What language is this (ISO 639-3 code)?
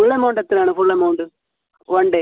mal